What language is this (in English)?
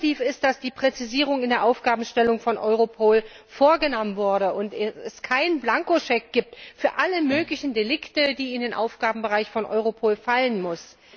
German